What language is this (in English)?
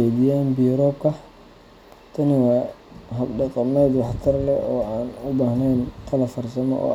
Somali